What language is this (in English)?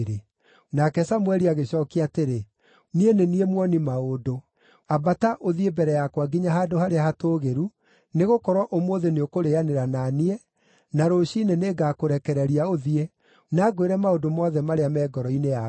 Kikuyu